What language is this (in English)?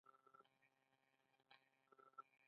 Pashto